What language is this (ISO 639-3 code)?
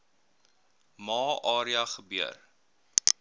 afr